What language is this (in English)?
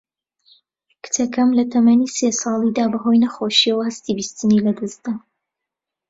Central Kurdish